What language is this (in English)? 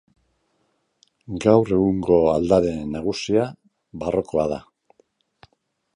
Basque